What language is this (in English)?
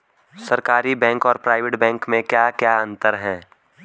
Hindi